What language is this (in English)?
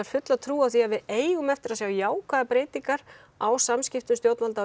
Icelandic